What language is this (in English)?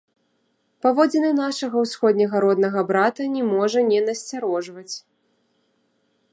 Belarusian